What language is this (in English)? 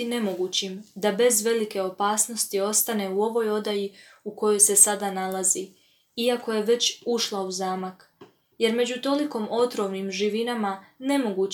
Croatian